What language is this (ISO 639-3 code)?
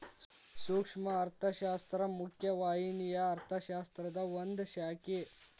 kan